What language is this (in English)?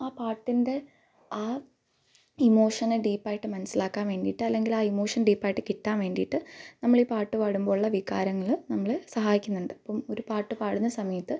Malayalam